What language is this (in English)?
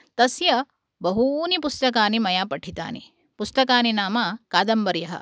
Sanskrit